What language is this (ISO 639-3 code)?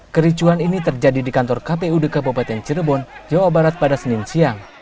ind